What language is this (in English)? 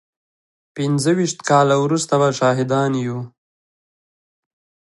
Pashto